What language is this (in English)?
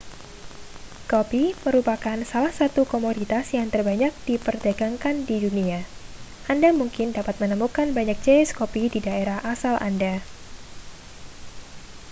Indonesian